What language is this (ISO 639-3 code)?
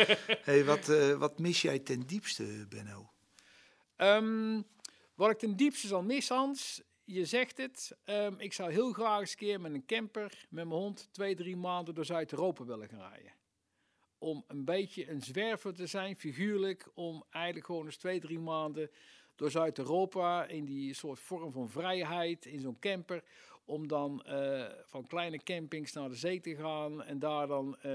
nld